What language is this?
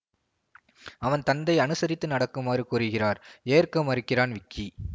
Tamil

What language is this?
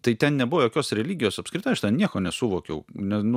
Lithuanian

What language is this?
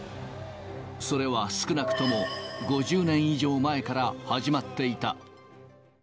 Japanese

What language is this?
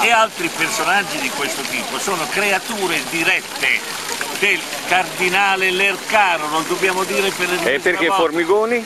Italian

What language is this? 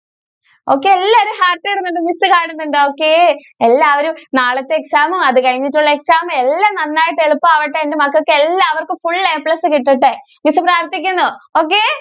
Malayalam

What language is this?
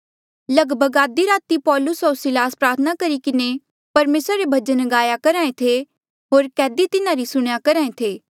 Mandeali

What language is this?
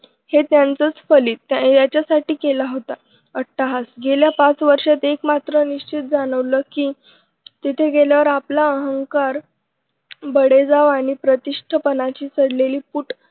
Marathi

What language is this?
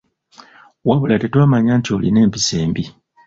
Ganda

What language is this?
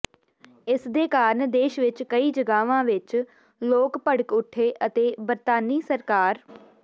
Punjabi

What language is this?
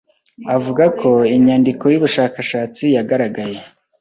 Kinyarwanda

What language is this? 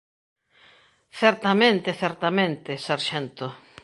Galician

